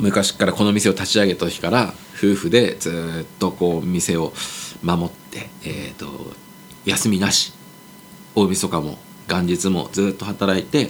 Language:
Japanese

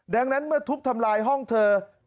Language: Thai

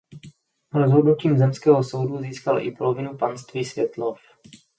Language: Czech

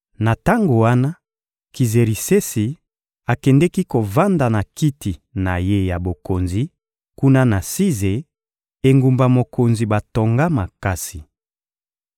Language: Lingala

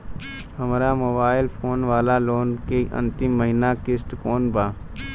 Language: Bhojpuri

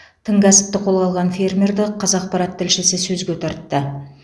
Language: Kazakh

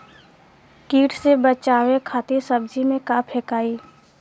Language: Bhojpuri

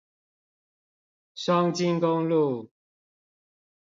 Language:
Chinese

